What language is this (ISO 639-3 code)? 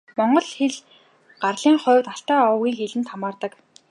mon